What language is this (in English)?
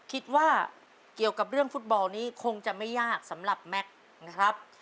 Thai